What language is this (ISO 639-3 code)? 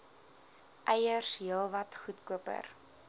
afr